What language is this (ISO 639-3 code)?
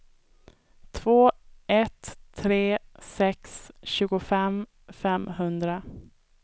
swe